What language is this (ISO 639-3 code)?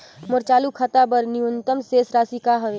hne